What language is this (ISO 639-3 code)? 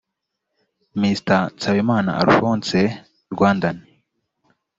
kin